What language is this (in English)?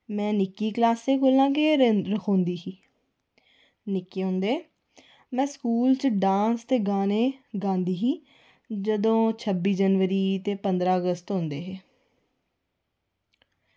Dogri